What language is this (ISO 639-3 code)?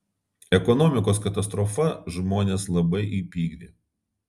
lit